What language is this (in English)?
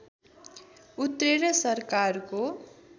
Nepali